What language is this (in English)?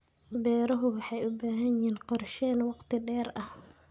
Somali